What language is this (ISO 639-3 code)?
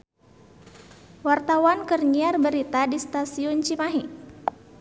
sun